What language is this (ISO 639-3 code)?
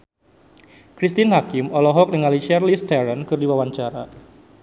sun